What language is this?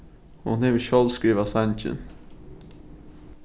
Faroese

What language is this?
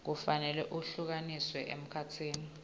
Swati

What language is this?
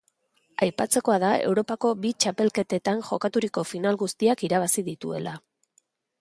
Basque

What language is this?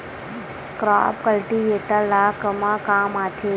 Chhattisgarhi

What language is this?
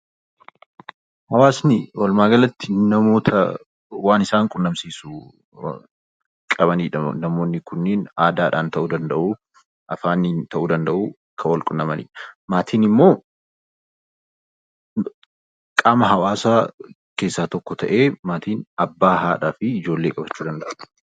Oromo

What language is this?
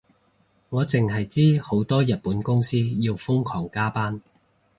Cantonese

